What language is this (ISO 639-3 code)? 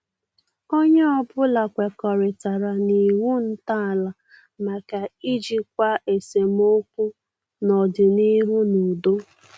ibo